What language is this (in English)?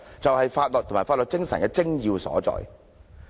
Cantonese